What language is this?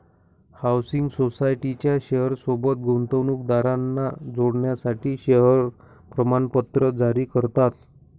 Marathi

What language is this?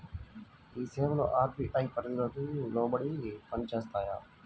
Telugu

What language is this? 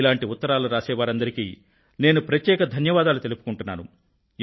Telugu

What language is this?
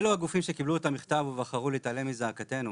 Hebrew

